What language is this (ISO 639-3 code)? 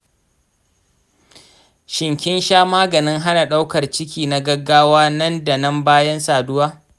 hau